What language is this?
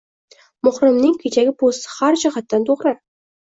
Uzbek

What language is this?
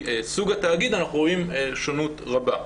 Hebrew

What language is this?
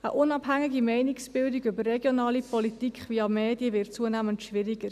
Swiss German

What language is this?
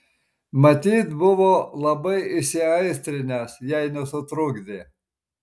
Lithuanian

